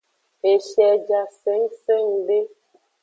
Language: Aja (Benin)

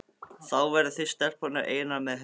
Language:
Icelandic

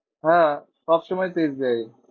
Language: Bangla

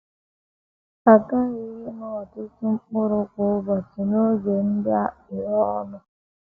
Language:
Igbo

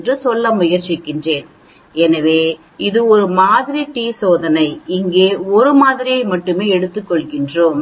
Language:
Tamil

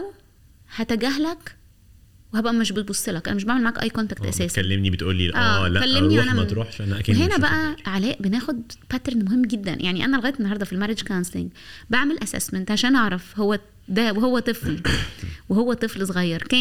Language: Arabic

